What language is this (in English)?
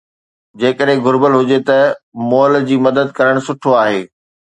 Sindhi